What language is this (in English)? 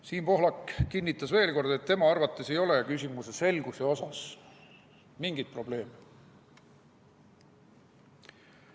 Estonian